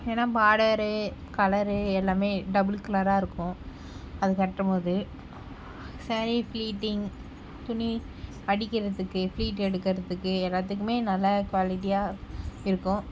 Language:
Tamil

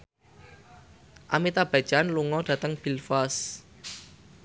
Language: Javanese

